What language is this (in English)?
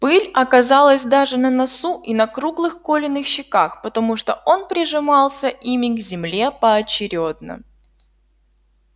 Russian